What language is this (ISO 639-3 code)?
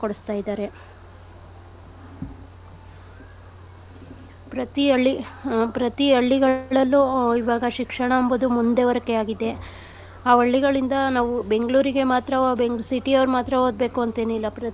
kan